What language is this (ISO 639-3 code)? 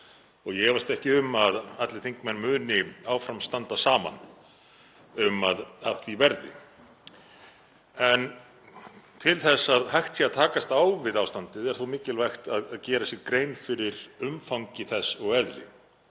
isl